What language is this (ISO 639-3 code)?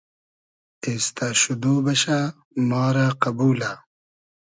haz